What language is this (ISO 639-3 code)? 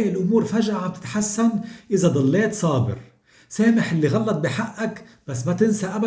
ara